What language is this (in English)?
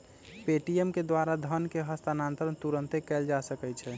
Magahi